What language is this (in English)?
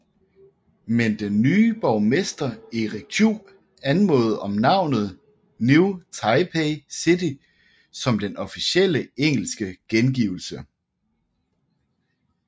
Danish